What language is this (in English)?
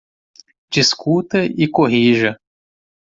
Portuguese